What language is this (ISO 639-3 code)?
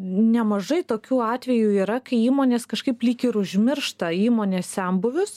lit